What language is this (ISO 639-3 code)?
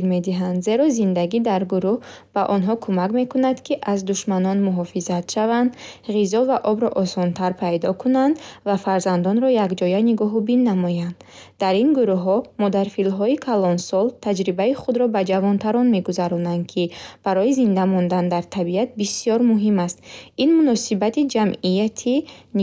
bhh